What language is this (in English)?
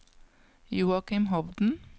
Norwegian